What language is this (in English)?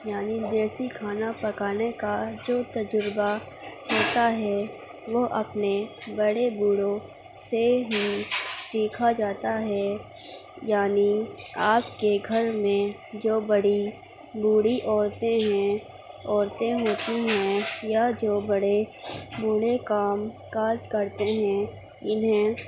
Urdu